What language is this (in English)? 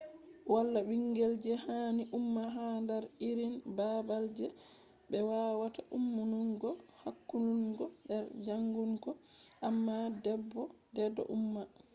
Fula